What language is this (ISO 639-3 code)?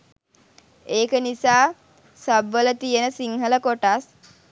sin